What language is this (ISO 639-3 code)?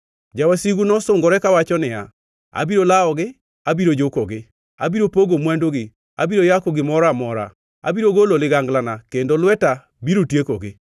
luo